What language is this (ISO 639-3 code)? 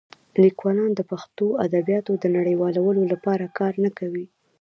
pus